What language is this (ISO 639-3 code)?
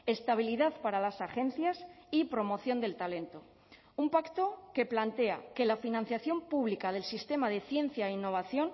spa